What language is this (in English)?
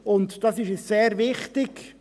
Swiss German